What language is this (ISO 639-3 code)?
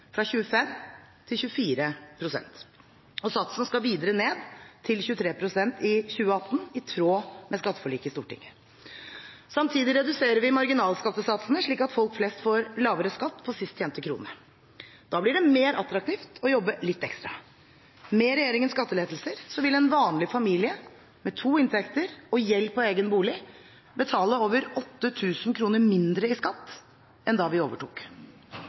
nob